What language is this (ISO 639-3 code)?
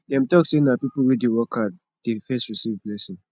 pcm